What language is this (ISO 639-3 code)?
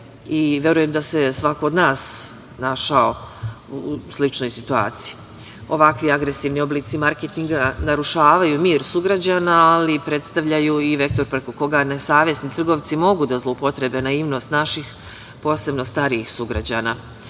srp